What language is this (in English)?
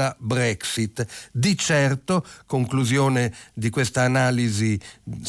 Italian